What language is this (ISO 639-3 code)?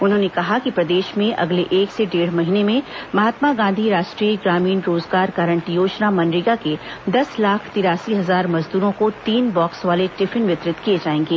hin